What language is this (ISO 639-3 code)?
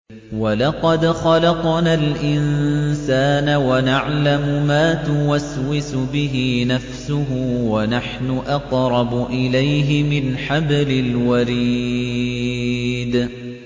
ara